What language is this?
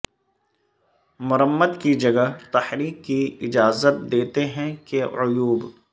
Urdu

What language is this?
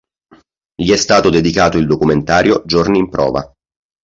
Italian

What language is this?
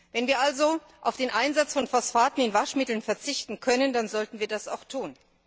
German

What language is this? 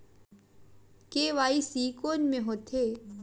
Chhattisgarhi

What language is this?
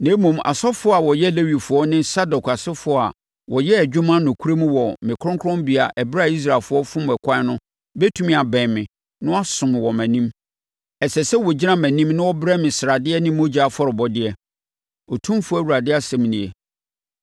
Akan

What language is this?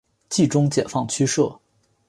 Chinese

